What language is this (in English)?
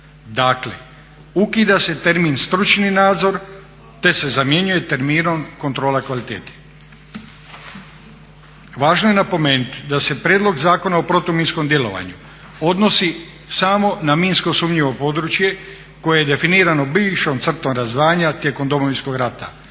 Croatian